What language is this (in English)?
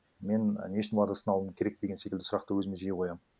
Kazakh